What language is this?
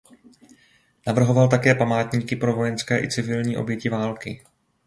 Czech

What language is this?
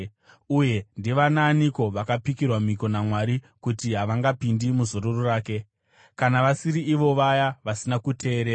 Shona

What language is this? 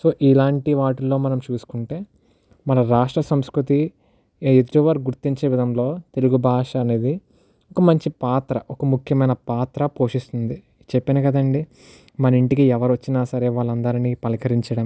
Telugu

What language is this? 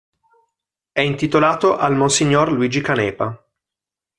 Italian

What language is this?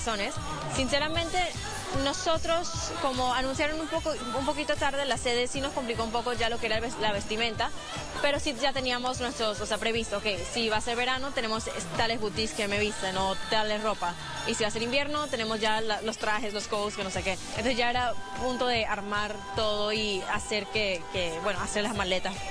Spanish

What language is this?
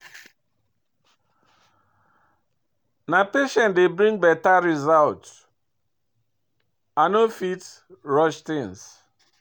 Nigerian Pidgin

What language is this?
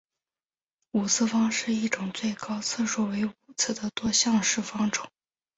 Chinese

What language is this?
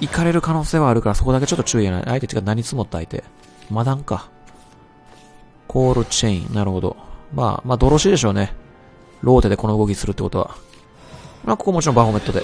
Japanese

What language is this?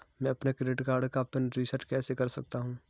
Hindi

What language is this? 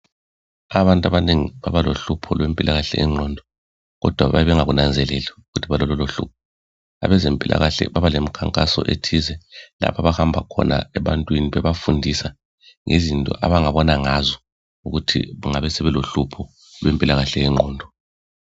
North Ndebele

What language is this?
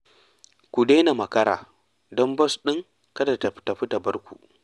Hausa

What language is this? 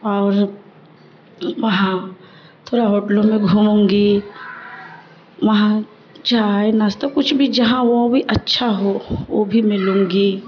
Urdu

